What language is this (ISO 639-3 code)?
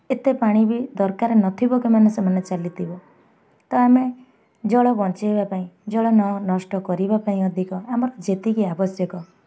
ori